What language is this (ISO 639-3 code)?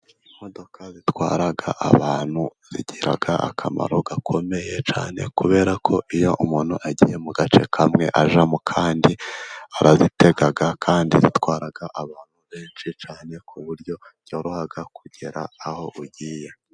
kin